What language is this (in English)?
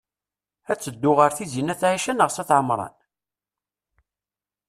Kabyle